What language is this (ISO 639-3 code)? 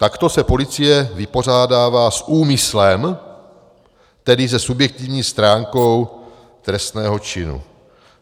ces